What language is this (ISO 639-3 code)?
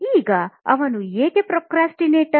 kan